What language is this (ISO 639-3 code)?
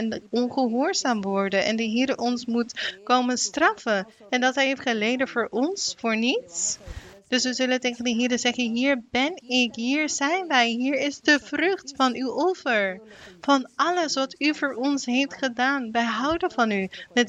nld